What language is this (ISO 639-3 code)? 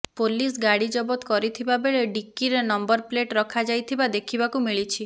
ori